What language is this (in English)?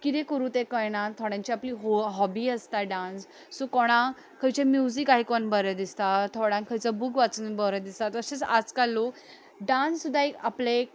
Konkani